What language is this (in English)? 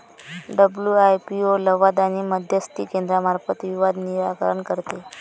Marathi